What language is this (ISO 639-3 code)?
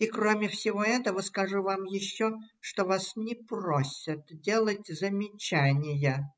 rus